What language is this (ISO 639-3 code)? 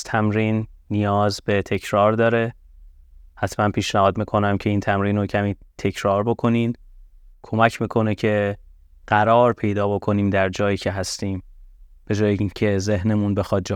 fas